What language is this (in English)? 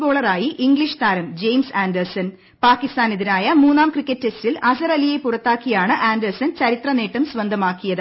Malayalam